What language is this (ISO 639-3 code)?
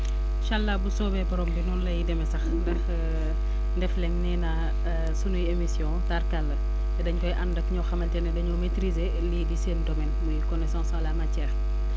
wol